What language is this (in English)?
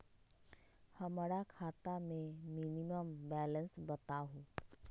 Magahi